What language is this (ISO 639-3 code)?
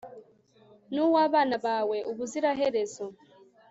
kin